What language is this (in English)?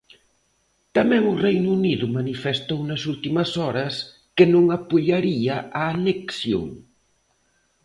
Galician